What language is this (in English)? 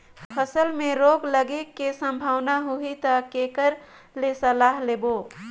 Chhattisgarhi